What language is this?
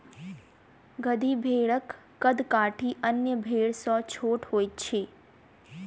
Maithili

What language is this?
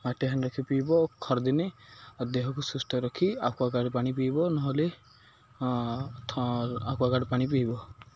Odia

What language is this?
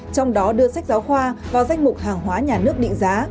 Vietnamese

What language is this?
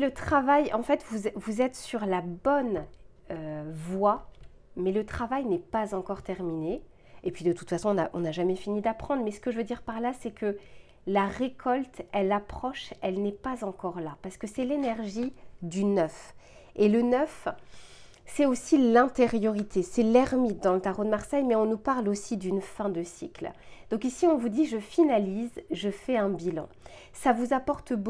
French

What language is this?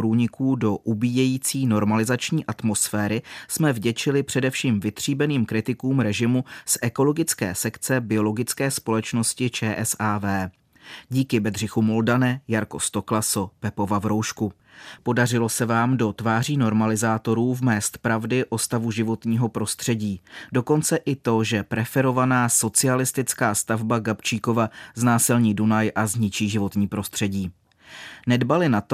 Czech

